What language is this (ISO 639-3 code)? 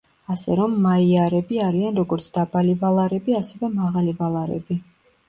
kat